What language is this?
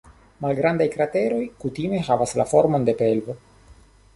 Esperanto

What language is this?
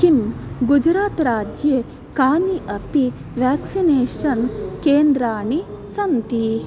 Sanskrit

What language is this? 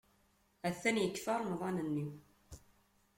Kabyle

